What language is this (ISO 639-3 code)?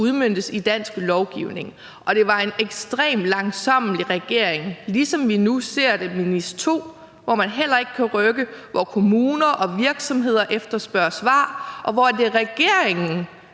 dan